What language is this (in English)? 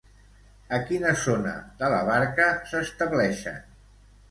Catalan